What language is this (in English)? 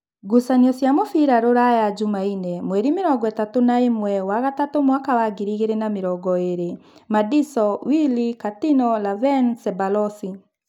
Kikuyu